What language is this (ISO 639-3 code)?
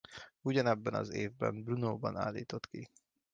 hun